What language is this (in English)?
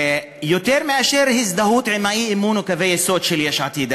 Hebrew